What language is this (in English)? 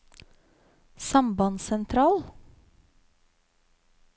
Norwegian